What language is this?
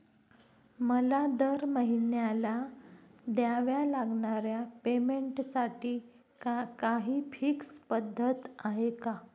Marathi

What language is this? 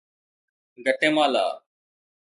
Sindhi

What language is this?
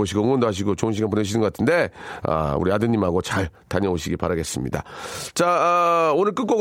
Korean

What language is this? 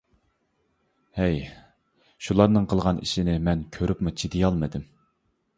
Uyghur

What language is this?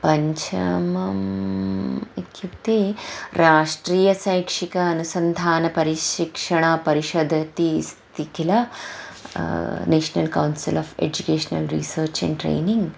Sanskrit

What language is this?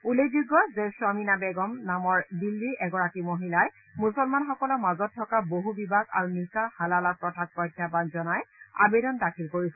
Assamese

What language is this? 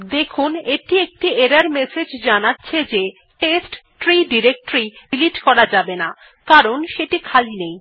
Bangla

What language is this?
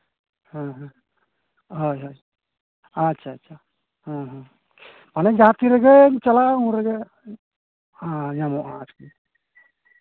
Santali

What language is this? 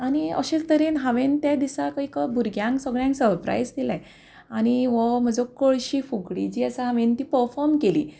Konkani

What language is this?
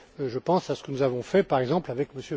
French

